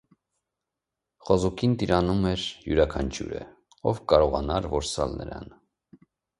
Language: Armenian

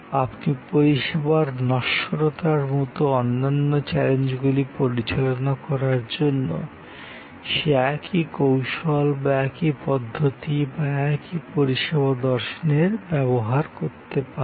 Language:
Bangla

